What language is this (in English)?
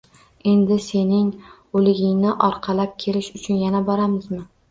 Uzbek